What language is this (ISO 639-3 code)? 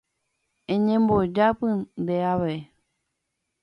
grn